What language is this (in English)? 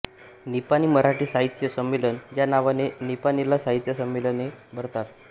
Marathi